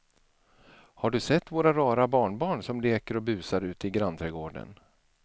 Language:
Swedish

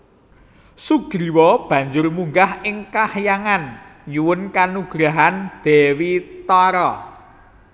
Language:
Javanese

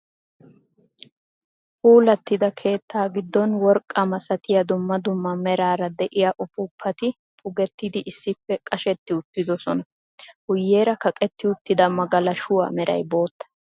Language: Wolaytta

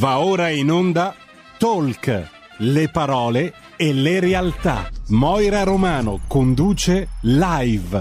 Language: Italian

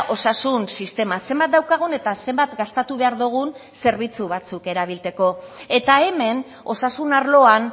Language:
Basque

